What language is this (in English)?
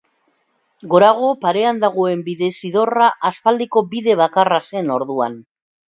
Basque